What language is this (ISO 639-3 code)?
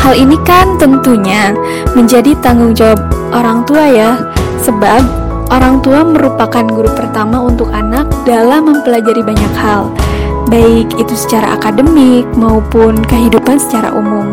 ind